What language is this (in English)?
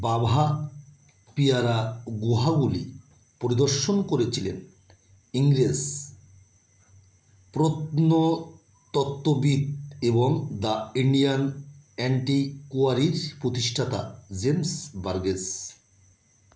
Bangla